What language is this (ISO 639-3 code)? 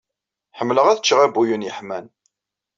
kab